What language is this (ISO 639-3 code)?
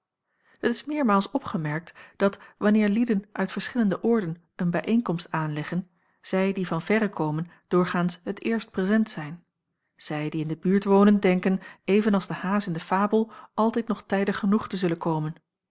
nld